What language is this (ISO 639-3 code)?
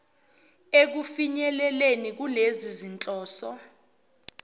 zul